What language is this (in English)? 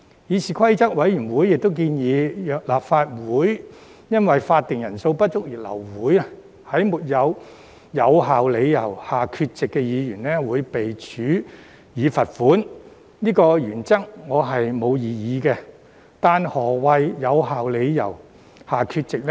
Cantonese